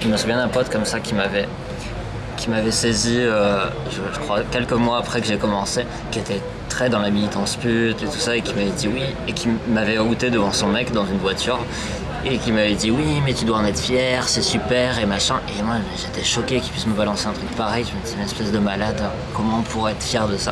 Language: French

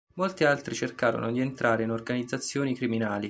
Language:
Italian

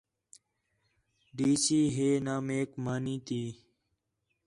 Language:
Khetrani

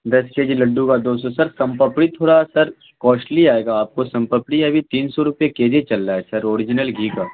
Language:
Urdu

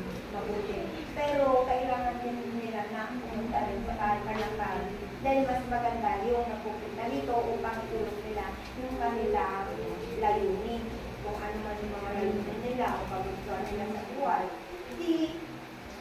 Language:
Filipino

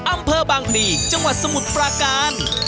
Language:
Thai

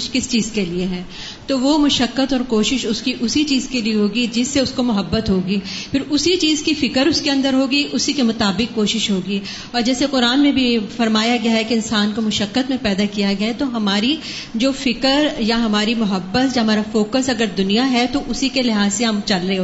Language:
Urdu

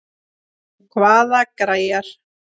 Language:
Icelandic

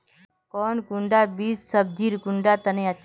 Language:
Magahi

